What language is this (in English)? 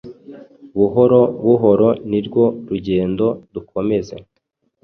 Kinyarwanda